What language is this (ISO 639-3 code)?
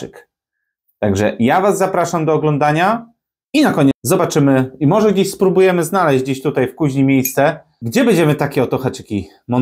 pol